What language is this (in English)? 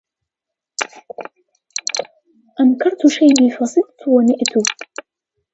Arabic